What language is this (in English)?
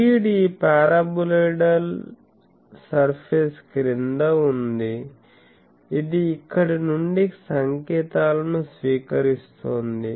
Telugu